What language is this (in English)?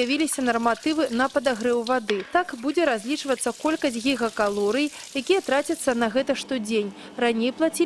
Russian